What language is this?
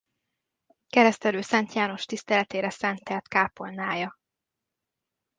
Hungarian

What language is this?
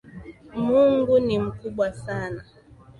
Swahili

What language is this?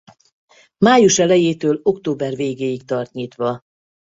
Hungarian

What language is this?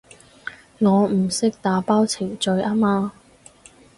Cantonese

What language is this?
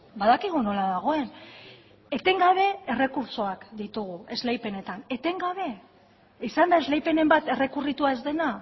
Basque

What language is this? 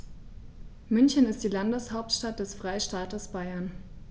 German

